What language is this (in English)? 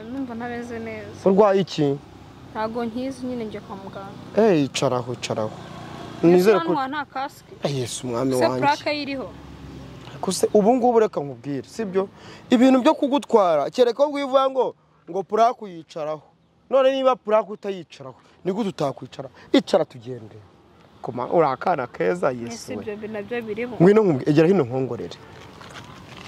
French